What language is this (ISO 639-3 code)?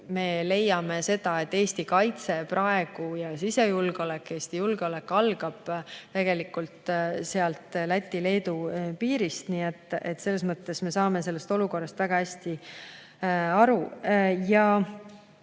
est